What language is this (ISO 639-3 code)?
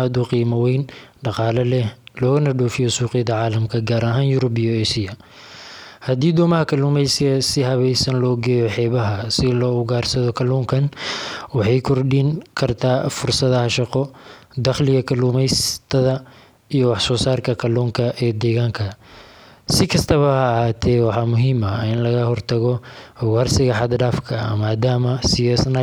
som